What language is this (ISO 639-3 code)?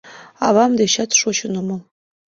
chm